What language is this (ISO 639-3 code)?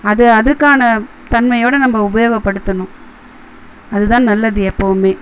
tam